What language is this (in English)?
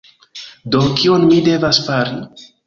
Esperanto